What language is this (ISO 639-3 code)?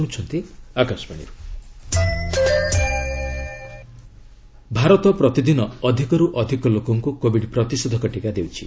ori